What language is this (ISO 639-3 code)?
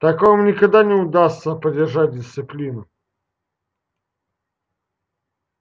rus